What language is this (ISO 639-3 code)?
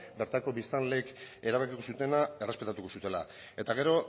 eus